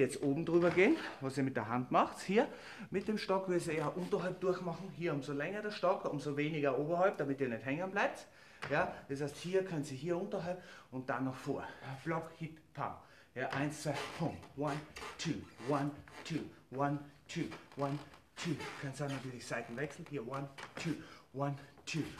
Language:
German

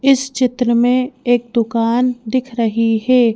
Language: Hindi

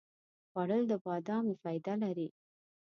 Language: Pashto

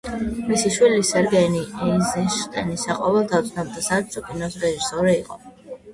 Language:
Georgian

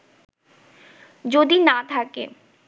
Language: Bangla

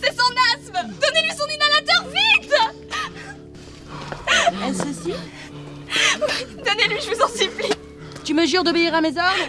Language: French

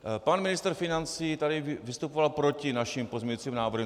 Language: Czech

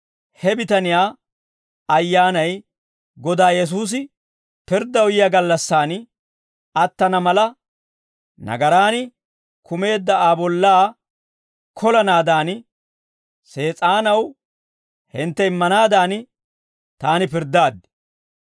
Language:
Dawro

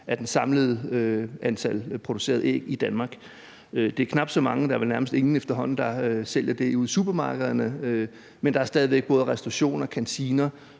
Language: Danish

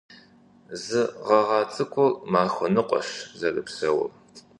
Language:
Kabardian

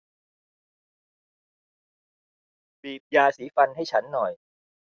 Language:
Thai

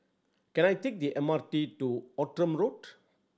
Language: English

